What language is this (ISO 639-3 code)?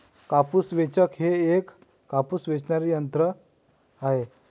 mar